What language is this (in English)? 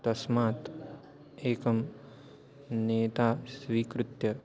Sanskrit